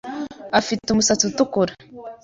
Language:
Kinyarwanda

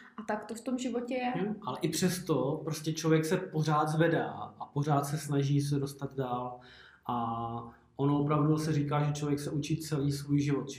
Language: Czech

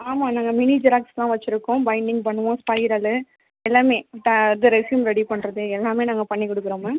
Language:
Tamil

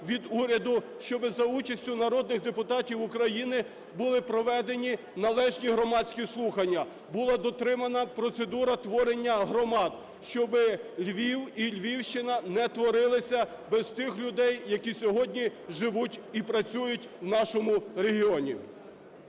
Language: Ukrainian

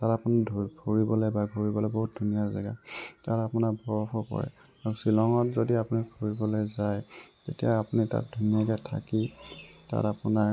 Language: Assamese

